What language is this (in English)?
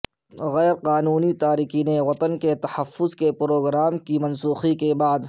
Urdu